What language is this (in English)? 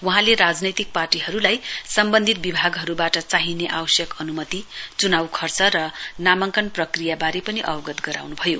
Nepali